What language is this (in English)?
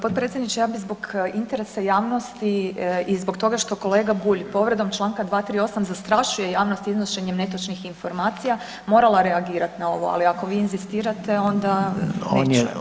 Croatian